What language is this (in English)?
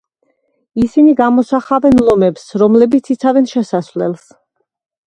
Georgian